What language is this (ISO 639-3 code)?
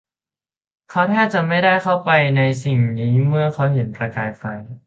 tha